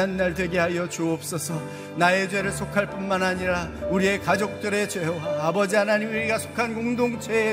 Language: Korean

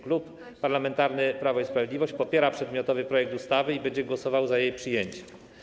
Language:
Polish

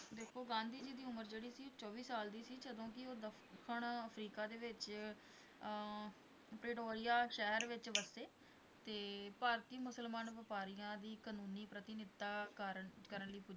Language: Punjabi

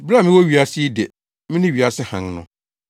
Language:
Akan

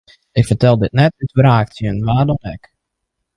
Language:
Western Frisian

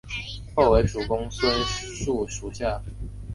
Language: Chinese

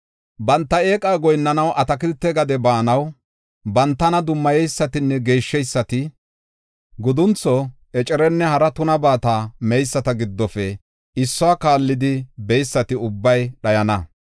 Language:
Gofa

